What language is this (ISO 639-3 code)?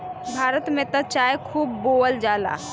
bho